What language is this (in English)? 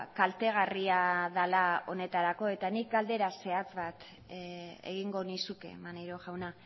Basque